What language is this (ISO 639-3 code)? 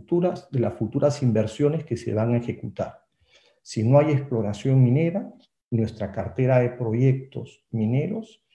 spa